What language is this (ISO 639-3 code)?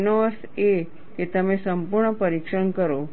guj